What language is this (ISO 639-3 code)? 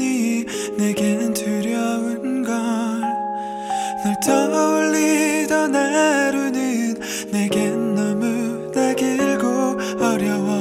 kor